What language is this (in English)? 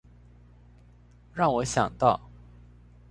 Chinese